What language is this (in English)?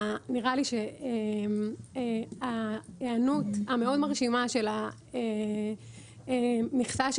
Hebrew